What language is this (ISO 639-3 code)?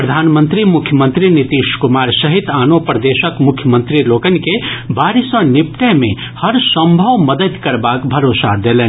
mai